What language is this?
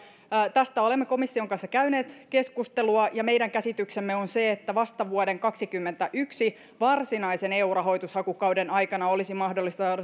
Finnish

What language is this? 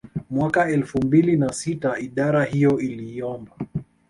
Swahili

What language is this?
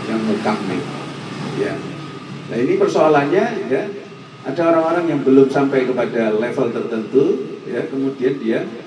Indonesian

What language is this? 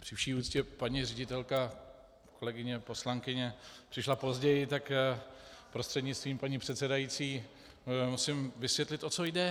Czech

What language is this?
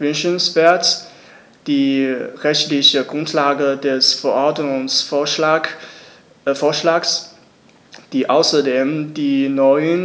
German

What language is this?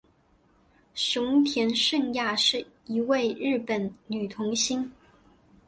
Chinese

